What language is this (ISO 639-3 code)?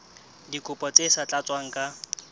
sot